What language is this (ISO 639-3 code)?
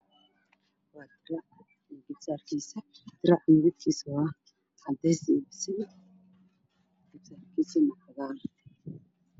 som